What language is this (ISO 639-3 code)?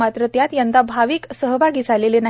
mar